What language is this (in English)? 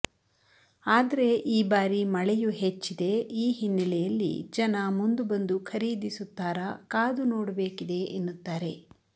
Kannada